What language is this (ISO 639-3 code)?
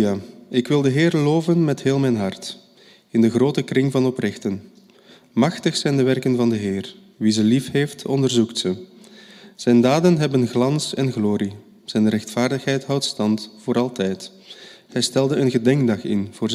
nld